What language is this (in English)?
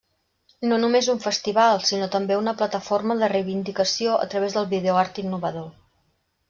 Catalan